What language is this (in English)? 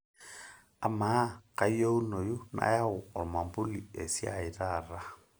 Masai